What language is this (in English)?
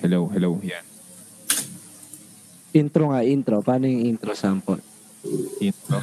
Filipino